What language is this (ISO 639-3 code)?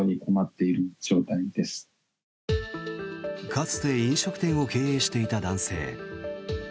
jpn